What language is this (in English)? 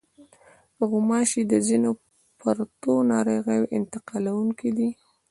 Pashto